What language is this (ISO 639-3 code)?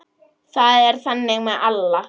isl